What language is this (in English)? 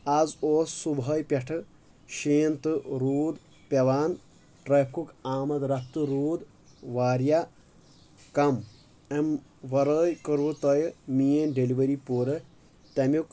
Kashmiri